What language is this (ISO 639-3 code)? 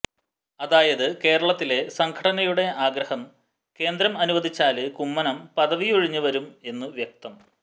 mal